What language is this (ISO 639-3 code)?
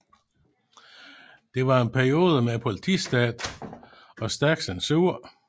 dan